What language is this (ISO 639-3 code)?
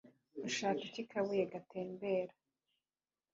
kin